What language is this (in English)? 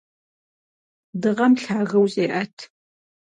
Kabardian